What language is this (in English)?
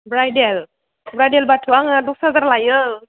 Bodo